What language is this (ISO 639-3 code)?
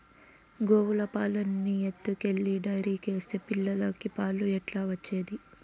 tel